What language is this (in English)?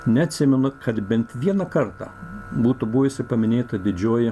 Lithuanian